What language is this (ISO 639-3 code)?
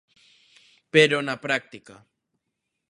glg